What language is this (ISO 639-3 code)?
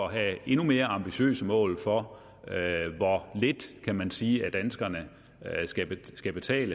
dan